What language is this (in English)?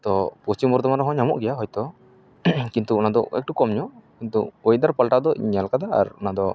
Santali